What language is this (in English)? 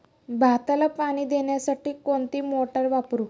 Marathi